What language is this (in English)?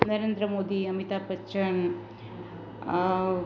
Gujarati